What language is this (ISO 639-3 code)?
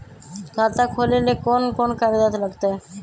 mag